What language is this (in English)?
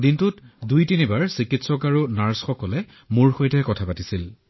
Assamese